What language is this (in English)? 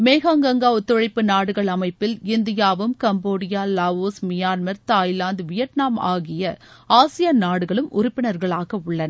Tamil